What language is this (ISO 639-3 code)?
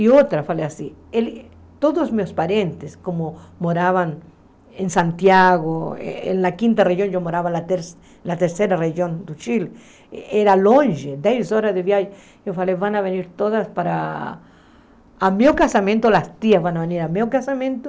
por